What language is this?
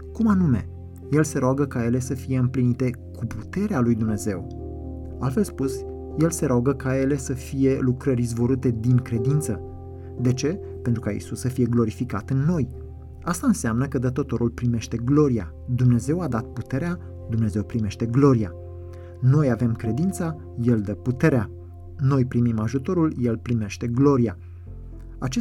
Romanian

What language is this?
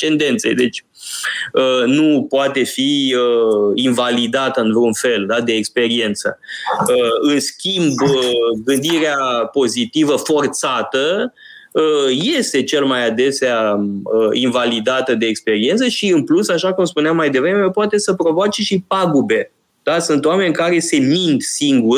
Romanian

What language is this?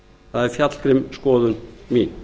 Icelandic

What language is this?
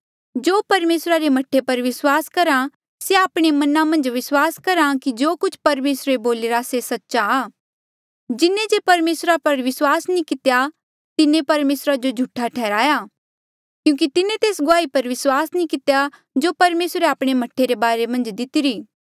Mandeali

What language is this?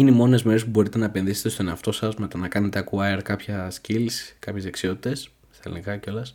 Greek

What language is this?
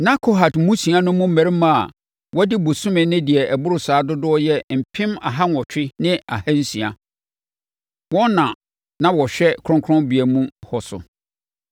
Akan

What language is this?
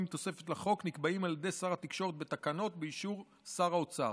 Hebrew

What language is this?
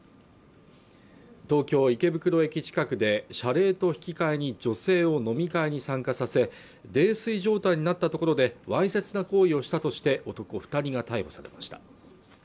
Japanese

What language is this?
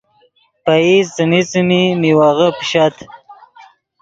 Yidgha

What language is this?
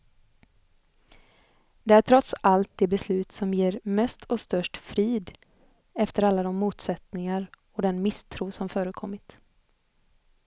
Swedish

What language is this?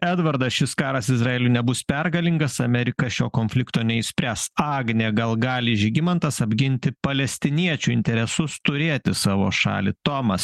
Lithuanian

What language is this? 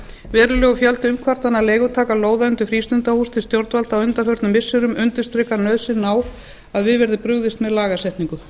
Icelandic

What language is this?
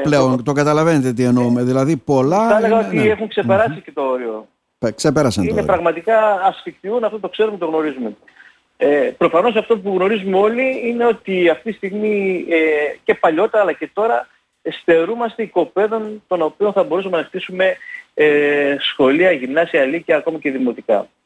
Greek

